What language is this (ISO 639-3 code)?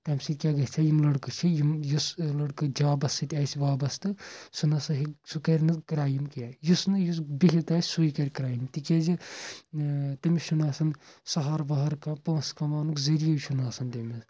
kas